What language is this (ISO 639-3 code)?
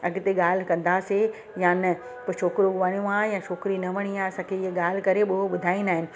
snd